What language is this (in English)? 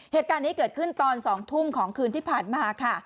Thai